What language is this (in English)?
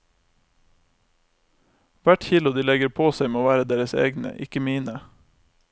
Norwegian